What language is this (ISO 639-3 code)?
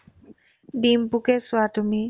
asm